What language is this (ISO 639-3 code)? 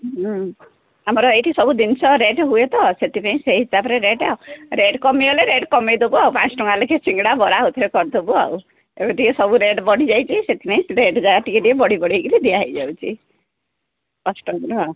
ori